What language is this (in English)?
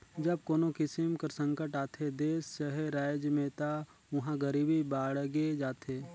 Chhattisgarhi